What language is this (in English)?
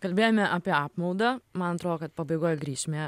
Lithuanian